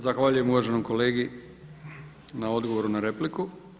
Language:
Croatian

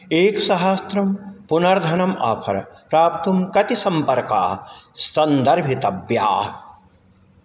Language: Sanskrit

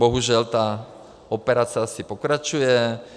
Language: Czech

